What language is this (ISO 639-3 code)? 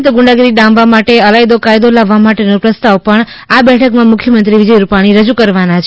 guj